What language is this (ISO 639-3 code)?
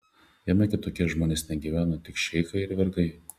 lit